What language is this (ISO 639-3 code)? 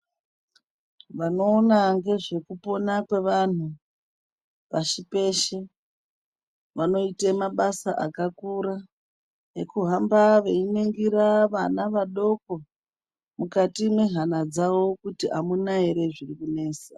ndc